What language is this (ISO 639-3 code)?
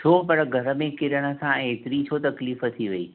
snd